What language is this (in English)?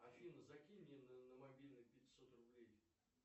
Russian